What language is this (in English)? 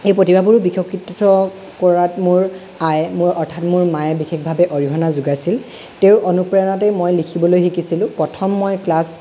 Assamese